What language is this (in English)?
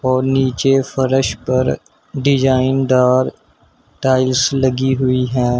Hindi